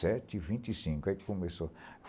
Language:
Portuguese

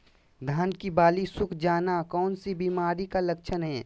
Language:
Magahi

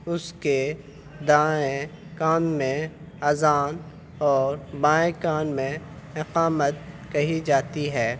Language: Urdu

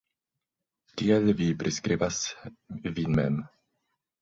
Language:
Esperanto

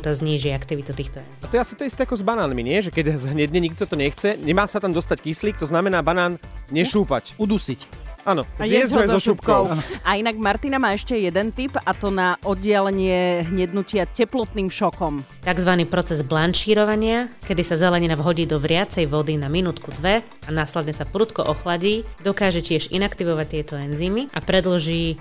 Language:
Slovak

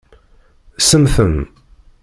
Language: Kabyle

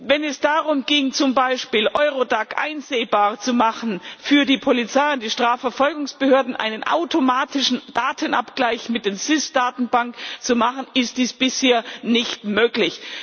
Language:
German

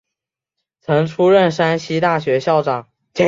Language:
Chinese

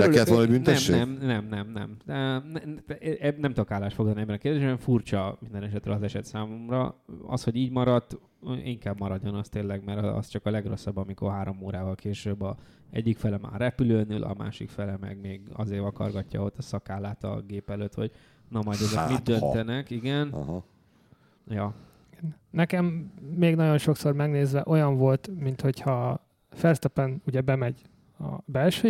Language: Hungarian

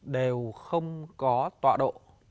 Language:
Vietnamese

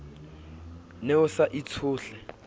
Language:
Southern Sotho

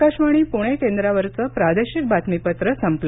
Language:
Marathi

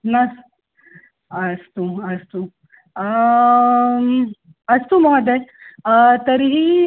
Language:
Sanskrit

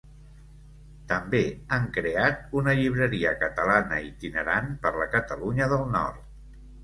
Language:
Catalan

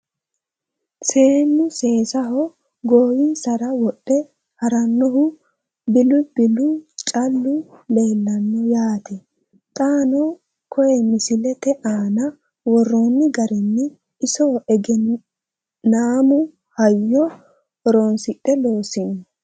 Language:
Sidamo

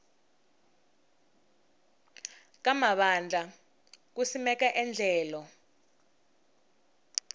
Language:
Tsonga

